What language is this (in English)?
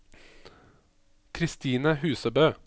Norwegian